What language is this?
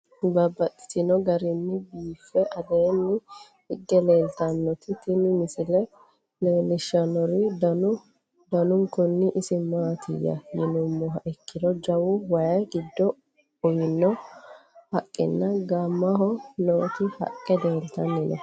Sidamo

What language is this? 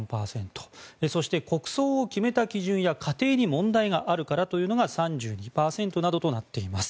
Japanese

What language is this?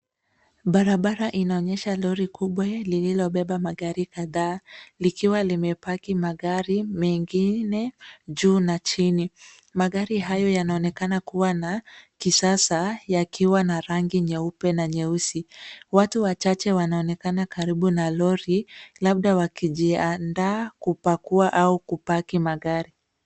Swahili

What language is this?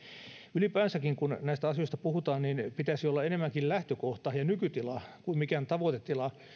Finnish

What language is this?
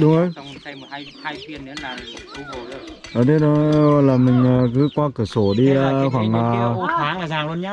Vietnamese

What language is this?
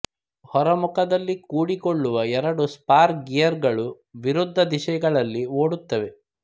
Kannada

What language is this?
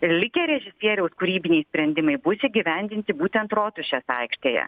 Lithuanian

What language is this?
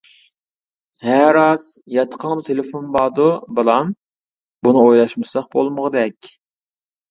Uyghur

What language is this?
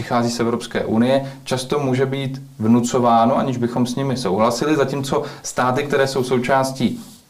Czech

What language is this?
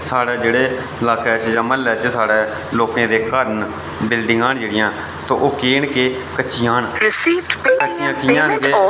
Dogri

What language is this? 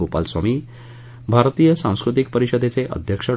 Marathi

